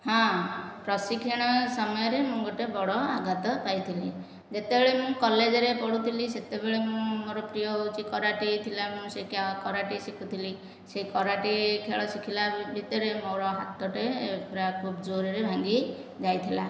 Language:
Odia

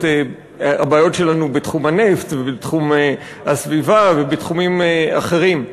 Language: Hebrew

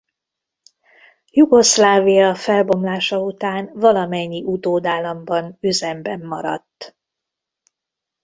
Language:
Hungarian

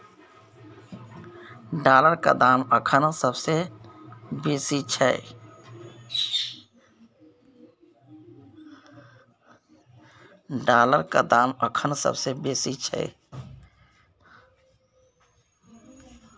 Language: Maithili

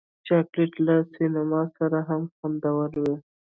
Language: Pashto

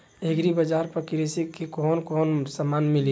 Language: Bhojpuri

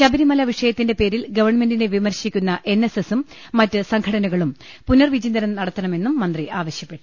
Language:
Malayalam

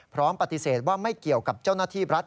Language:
Thai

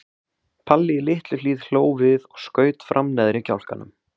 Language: Icelandic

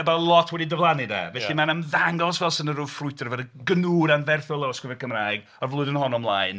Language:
Welsh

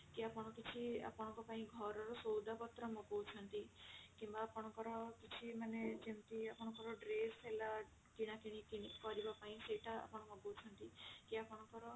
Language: Odia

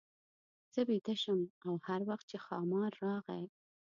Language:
Pashto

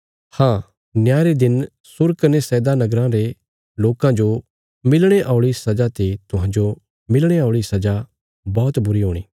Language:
Bilaspuri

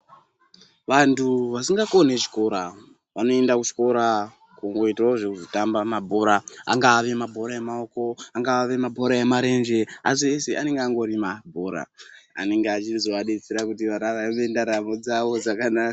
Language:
Ndau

